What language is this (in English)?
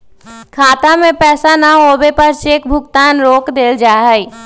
Magahi